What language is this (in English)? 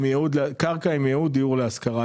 Hebrew